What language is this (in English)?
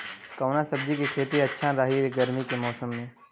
Bhojpuri